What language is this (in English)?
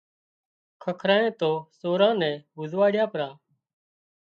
Wadiyara Koli